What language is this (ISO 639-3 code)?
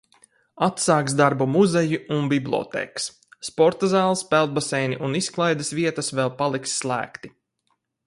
lav